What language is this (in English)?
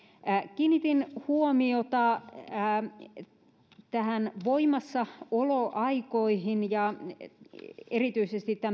Finnish